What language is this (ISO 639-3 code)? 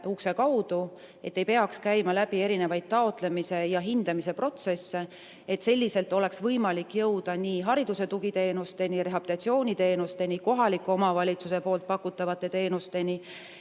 est